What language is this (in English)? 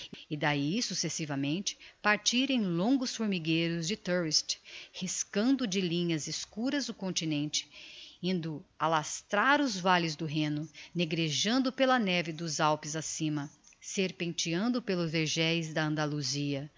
Portuguese